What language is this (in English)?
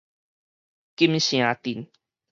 Min Nan Chinese